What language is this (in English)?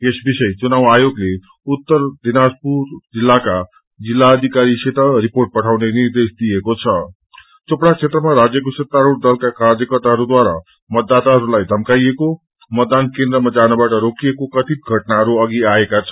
Nepali